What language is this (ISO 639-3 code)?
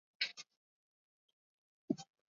zho